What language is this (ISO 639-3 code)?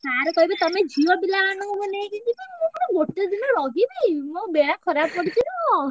ori